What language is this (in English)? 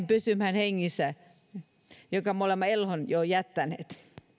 Finnish